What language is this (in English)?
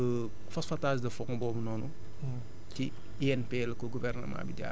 Wolof